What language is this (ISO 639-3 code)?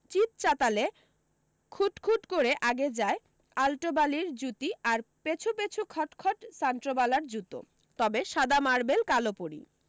ben